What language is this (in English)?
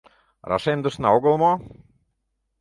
Mari